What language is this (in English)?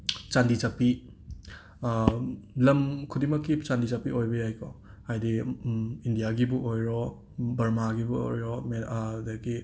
Manipuri